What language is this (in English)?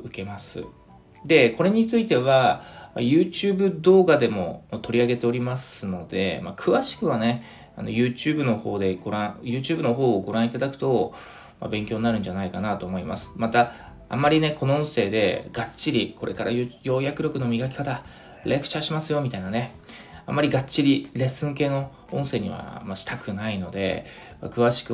Japanese